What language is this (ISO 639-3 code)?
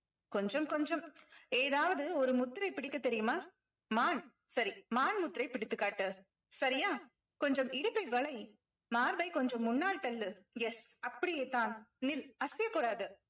tam